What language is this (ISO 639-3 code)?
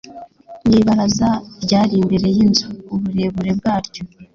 kin